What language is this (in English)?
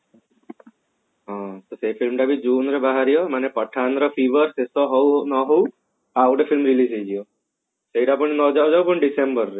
Odia